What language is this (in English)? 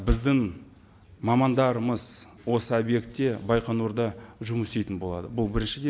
Kazakh